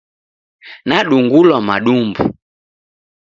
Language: Taita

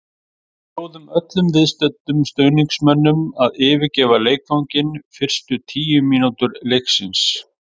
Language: Icelandic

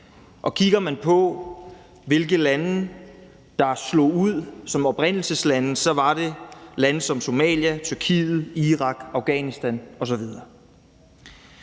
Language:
Danish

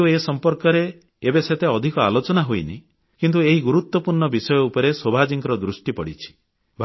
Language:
Odia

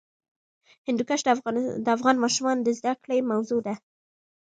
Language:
Pashto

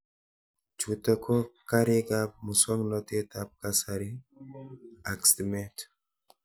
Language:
Kalenjin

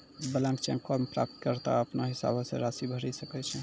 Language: Maithili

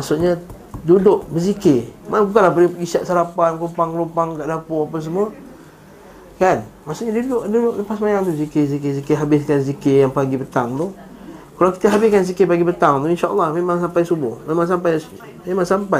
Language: Malay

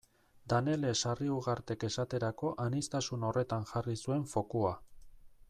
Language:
Basque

